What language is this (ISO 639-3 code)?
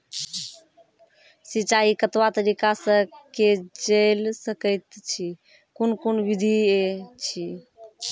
mai